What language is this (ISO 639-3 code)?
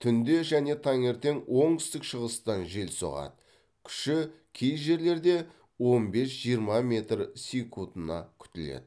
kaz